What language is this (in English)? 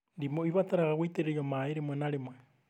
Kikuyu